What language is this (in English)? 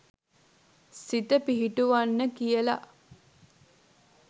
Sinhala